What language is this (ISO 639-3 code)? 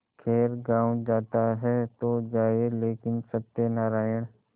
hin